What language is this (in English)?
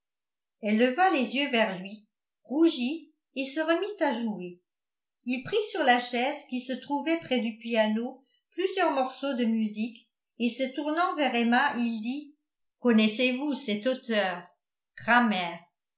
French